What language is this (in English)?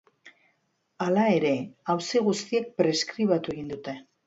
Basque